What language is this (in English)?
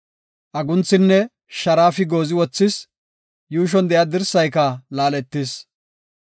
Gofa